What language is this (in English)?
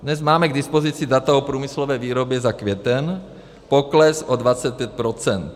Czech